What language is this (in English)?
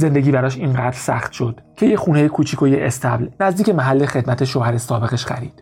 Persian